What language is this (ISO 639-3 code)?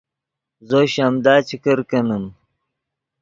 ydg